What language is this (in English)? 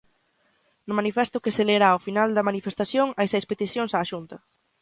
Galician